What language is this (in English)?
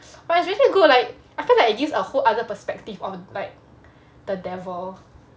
English